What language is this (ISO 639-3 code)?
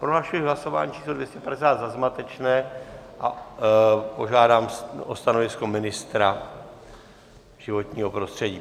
ces